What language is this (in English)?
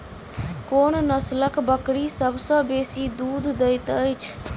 Maithili